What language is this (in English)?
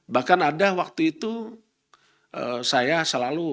Indonesian